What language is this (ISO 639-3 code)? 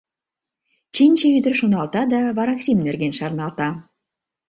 chm